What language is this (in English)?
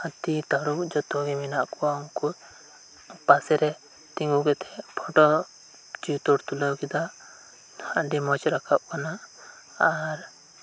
Santali